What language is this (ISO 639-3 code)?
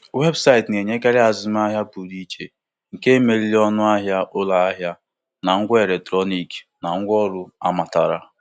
ibo